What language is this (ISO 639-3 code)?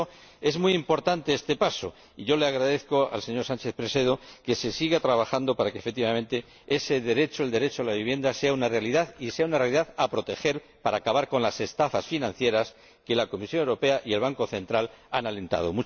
spa